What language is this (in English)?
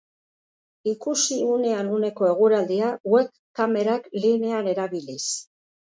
Basque